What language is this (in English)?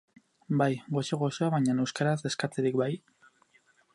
Basque